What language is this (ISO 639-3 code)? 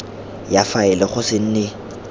tsn